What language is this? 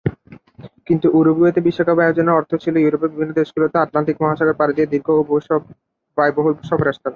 Bangla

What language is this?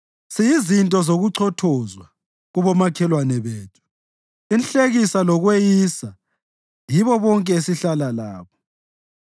North Ndebele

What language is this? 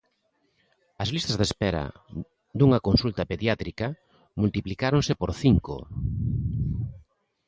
Galician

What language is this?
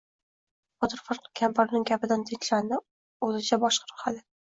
Uzbek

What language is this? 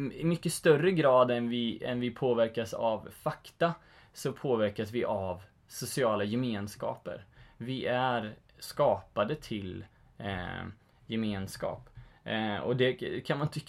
Swedish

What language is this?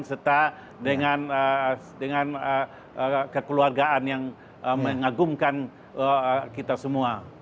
Indonesian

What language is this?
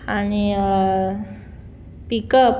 Konkani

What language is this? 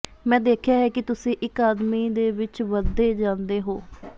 Punjabi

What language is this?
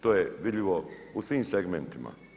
Croatian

